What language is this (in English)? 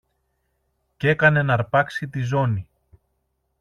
Greek